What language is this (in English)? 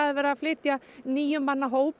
Icelandic